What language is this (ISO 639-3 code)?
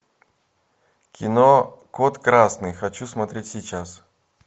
rus